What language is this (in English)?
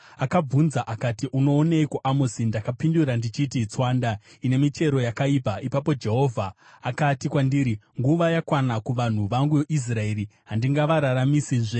Shona